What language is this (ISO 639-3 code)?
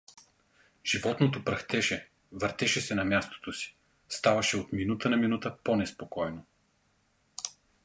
bul